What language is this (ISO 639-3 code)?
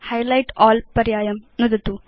san